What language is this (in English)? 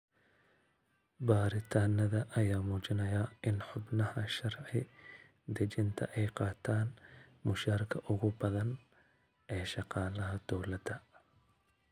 Somali